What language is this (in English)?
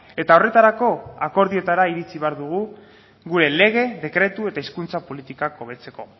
Basque